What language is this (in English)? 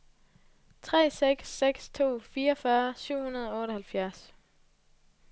Danish